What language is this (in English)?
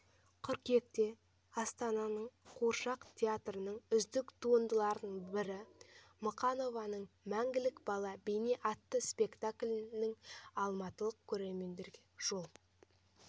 Kazakh